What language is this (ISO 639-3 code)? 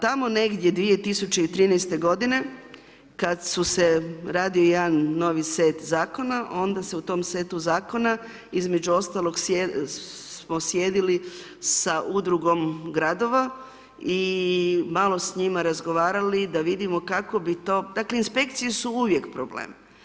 hrv